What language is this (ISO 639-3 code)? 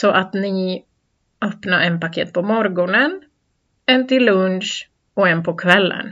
swe